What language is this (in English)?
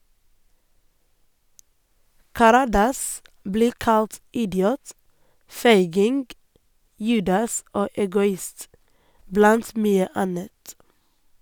Norwegian